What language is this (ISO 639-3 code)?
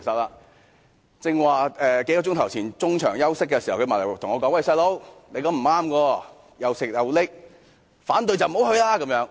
yue